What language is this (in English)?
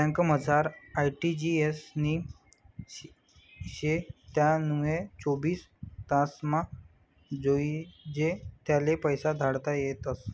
Marathi